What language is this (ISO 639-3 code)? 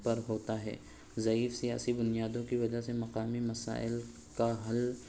urd